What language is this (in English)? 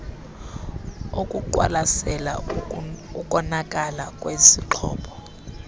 Xhosa